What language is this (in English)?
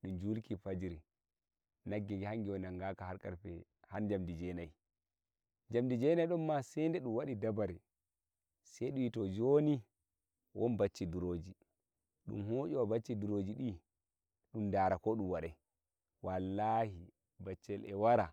Nigerian Fulfulde